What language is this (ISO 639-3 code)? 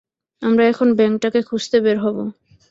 ben